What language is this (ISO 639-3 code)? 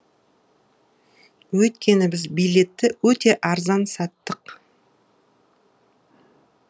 kaz